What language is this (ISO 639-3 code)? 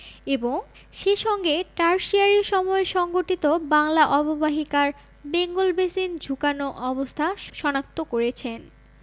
ben